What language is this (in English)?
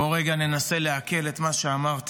Hebrew